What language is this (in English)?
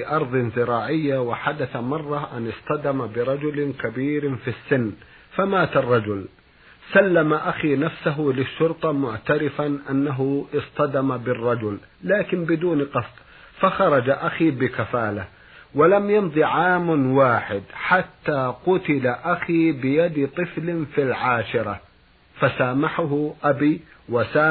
Arabic